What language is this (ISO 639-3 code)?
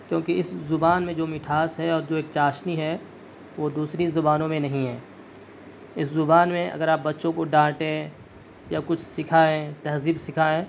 urd